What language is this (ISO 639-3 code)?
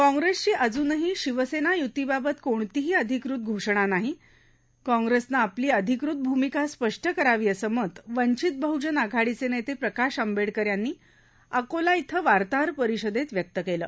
mar